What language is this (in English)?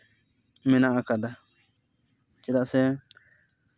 Santali